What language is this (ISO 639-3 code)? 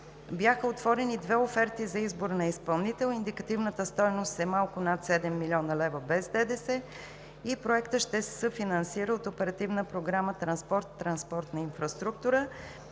bul